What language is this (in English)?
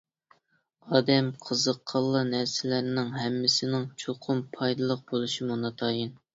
Uyghur